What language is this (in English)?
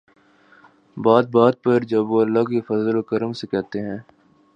Urdu